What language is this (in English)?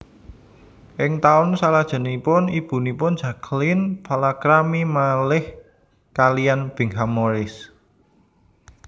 Javanese